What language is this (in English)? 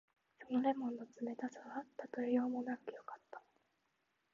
Japanese